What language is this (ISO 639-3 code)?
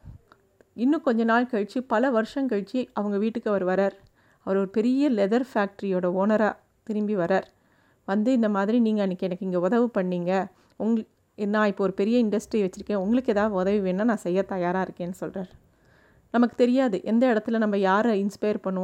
tam